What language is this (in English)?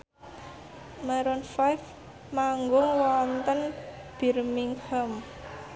Javanese